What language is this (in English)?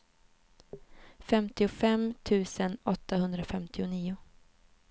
Swedish